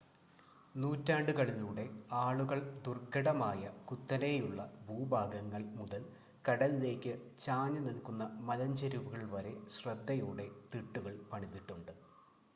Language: Malayalam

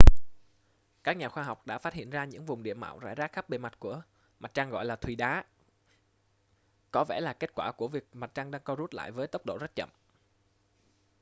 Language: Vietnamese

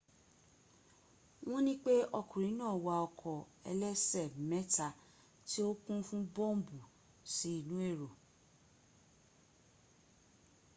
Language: Yoruba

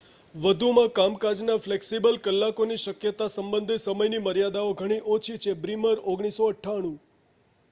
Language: Gujarati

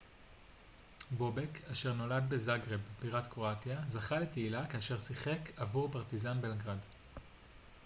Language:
Hebrew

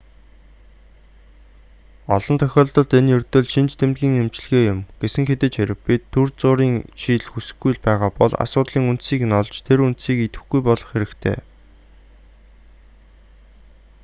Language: Mongolian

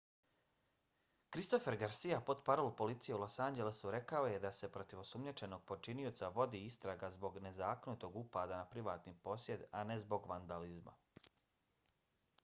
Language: Bosnian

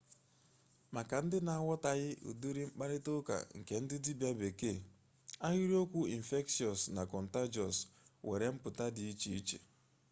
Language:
Igbo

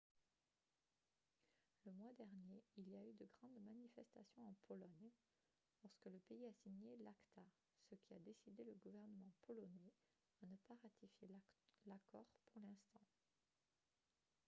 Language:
French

